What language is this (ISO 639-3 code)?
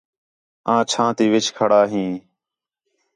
xhe